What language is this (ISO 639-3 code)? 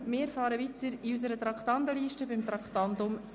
gsw